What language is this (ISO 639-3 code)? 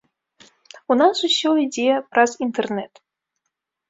bel